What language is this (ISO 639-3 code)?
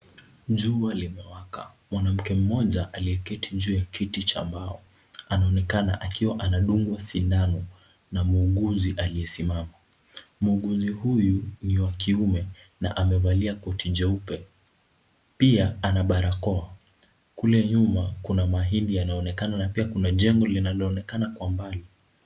swa